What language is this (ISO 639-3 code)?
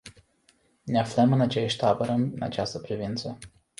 ron